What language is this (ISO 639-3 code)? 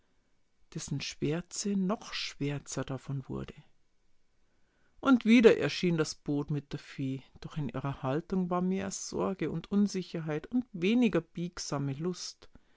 deu